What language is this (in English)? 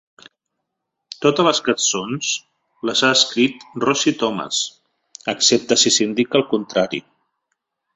Catalan